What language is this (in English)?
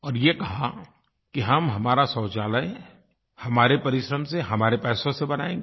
Hindi